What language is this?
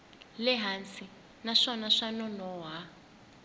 Tsonga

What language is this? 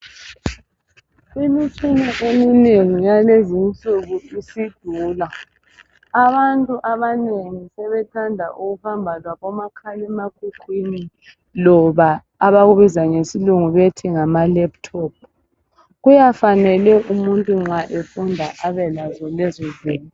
North Ndebele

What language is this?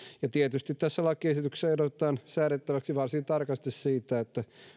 Finnish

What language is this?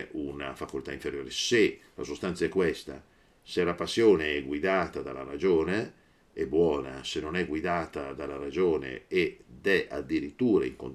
Italian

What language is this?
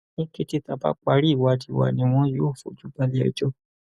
Yoruba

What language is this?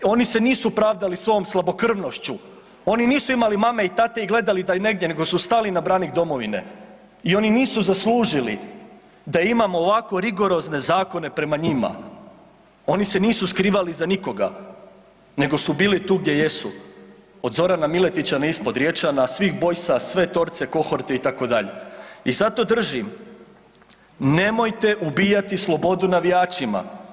Croatian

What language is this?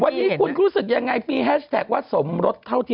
Thai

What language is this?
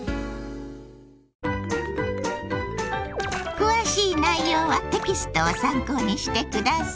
Japanese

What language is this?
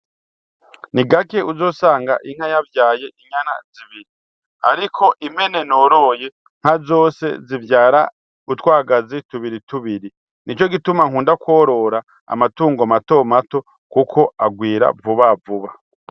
Rundi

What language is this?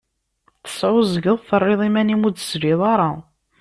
Kabyle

